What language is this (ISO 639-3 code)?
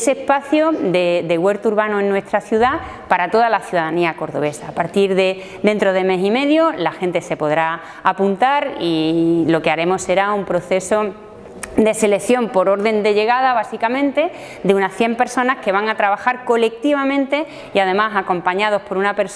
spa